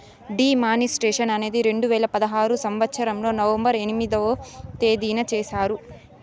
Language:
Telugu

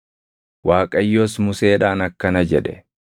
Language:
Oromo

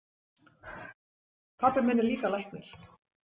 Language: Icelandic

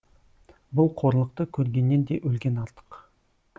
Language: Kazakh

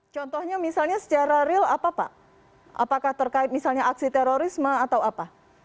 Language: Indonesian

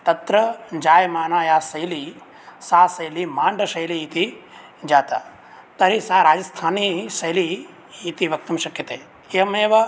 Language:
Sanskrit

